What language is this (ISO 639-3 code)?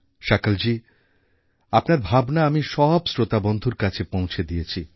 ben